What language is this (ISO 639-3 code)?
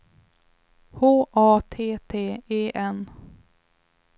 swe